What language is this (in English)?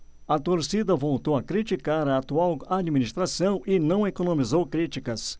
Portuguese